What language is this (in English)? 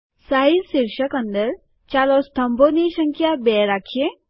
Gujarati